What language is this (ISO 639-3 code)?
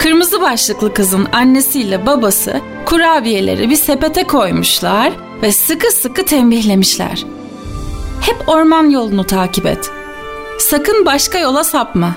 tur